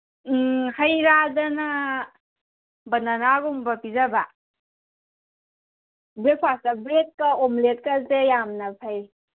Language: Manipuri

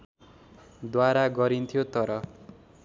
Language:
Nepali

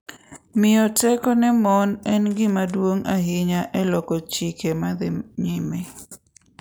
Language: Luo (Kenya and Tanzania)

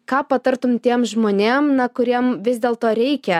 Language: Lithuanian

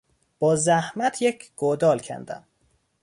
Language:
Persian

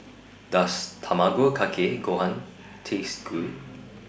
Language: English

